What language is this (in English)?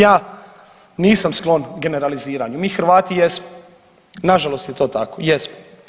Croatian